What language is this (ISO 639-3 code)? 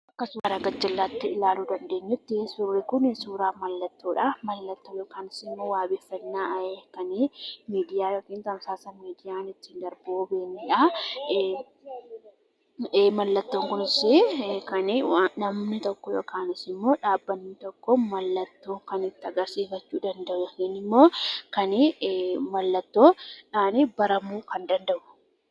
orm